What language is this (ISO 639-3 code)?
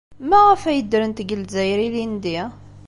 kab